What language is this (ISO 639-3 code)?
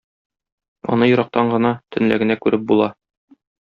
tat